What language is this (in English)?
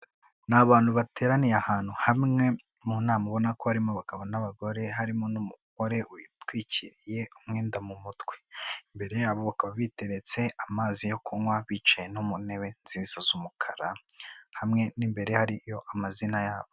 Kinyarwanda